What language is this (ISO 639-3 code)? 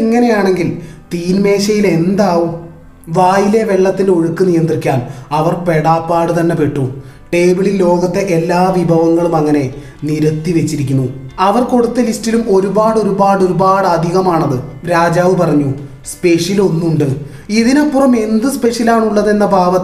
mal